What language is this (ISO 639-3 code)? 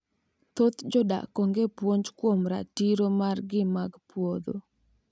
luo